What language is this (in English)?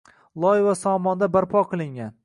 Uzbek